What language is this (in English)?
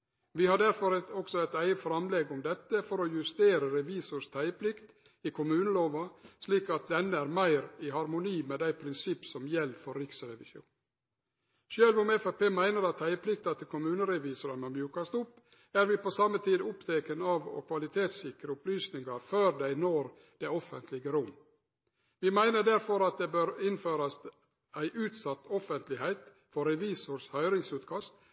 Norwegian Nynorsk